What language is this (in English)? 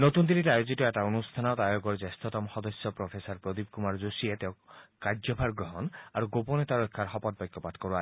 Assamese